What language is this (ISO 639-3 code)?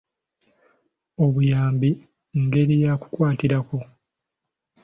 lug